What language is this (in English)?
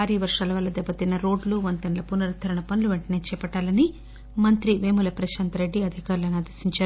Telugu